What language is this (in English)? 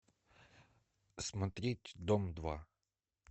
Russian